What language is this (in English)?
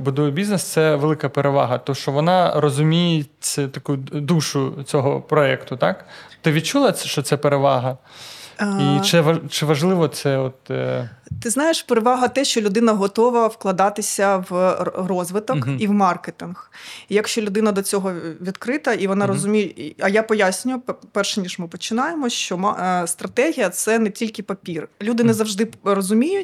Ukrainian